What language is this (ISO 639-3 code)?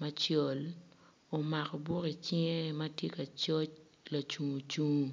ach